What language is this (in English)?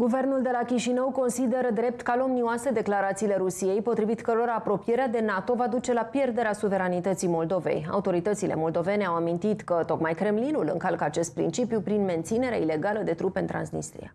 Romanian